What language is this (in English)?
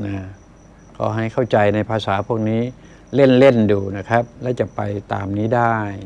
Thai